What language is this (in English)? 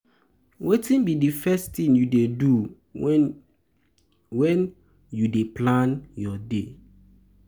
Nigerian Pidgin